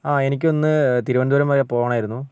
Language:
Malayalam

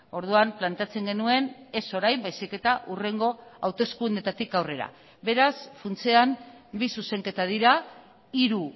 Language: Basque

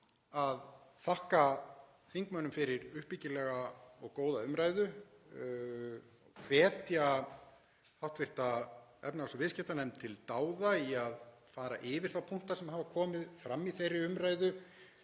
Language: Icelandic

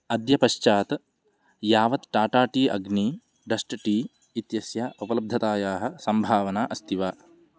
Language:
Sanskrit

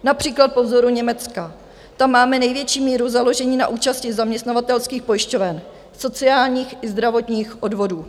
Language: Czech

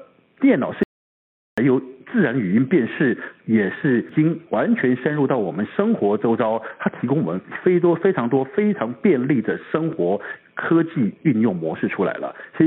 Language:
Chinese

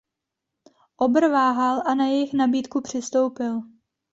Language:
Czech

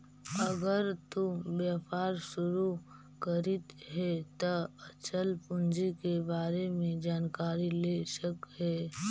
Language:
Magahi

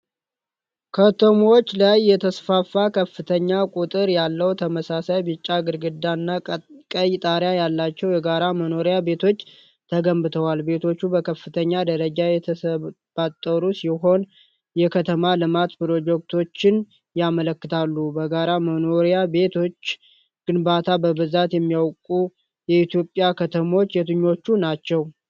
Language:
Amharic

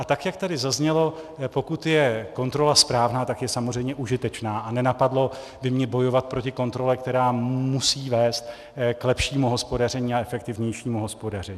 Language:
Czech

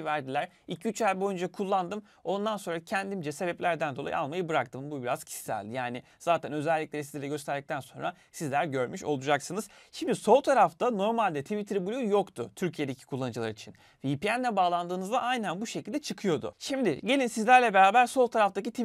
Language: Turkish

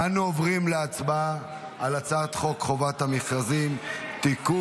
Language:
Hebrew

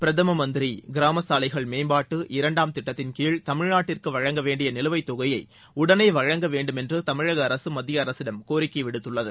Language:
Tamil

